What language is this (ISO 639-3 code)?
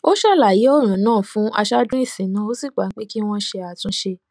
yor